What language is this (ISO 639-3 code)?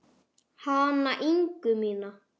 isl